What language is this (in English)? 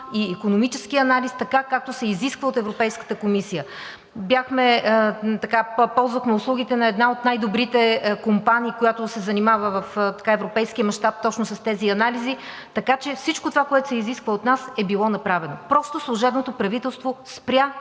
Bulgarian